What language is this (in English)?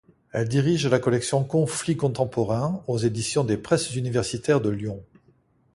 French